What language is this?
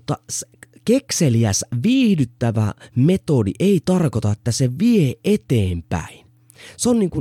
Finnish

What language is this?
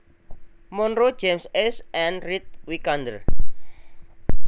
Javanese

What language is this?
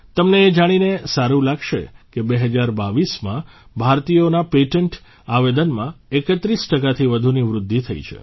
Gujarati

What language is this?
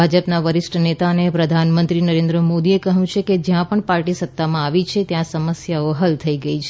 Gujarati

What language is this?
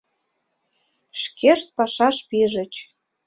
Mari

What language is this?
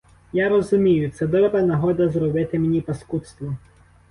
Ukrainian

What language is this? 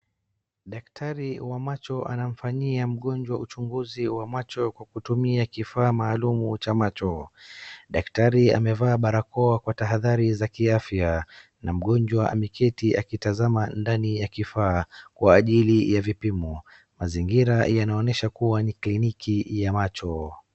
Swahili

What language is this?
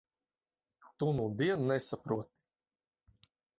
Latvian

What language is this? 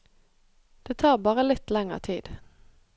Norwegian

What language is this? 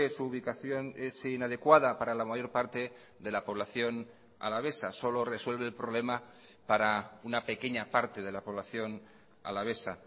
Spanish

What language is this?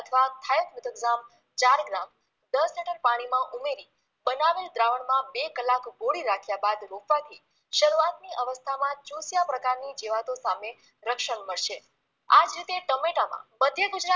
Gujarati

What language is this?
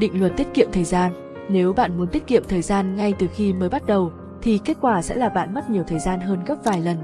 Vietnamese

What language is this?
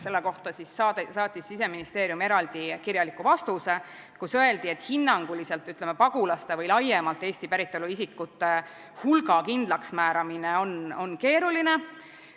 Estonian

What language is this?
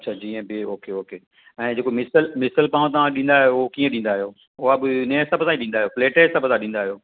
Sindhi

